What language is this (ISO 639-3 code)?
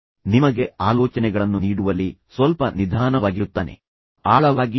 kan